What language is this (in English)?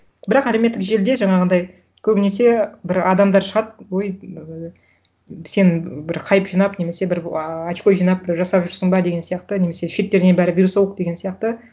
Kazakh